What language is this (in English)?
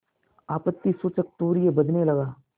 Hindi